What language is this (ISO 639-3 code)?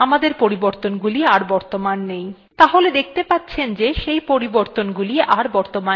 ben